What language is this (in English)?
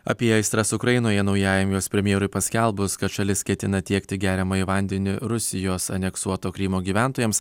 Lithuanian